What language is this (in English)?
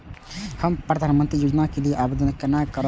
Maithili